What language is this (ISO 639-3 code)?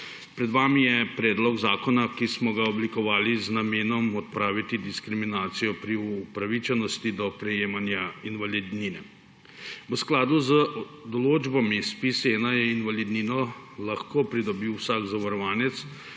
slv